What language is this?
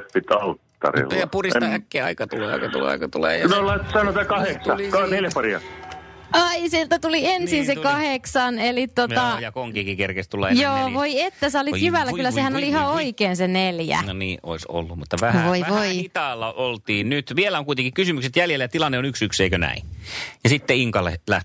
Finnish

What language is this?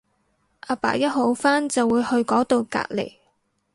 Cantonese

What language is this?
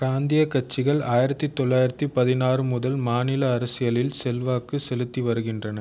Tamil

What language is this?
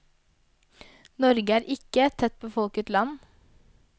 Norwegian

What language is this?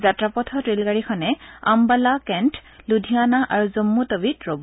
Assamese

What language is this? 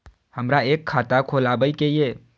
Maithili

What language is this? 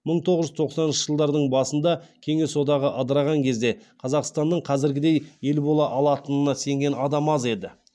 Kazakh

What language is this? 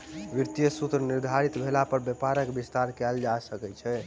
Maithili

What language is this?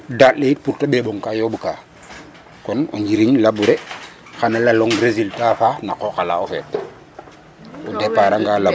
Serer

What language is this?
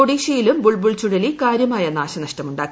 Malayalam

